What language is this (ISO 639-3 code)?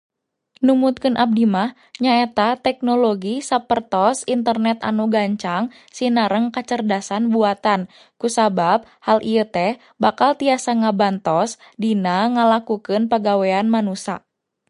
sun